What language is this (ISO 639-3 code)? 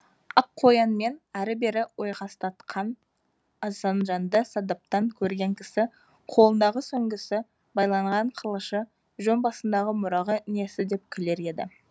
kaz